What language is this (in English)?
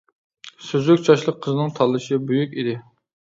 Uyghur